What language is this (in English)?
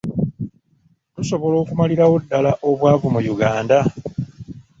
Ganda